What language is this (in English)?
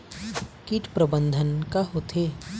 Chhattisgarhi